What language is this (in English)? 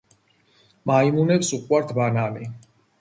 Georgian